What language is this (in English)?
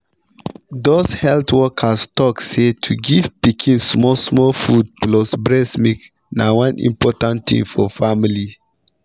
Nigerian Pidgin